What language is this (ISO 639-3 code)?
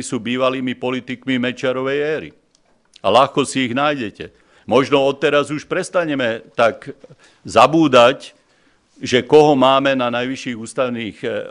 slk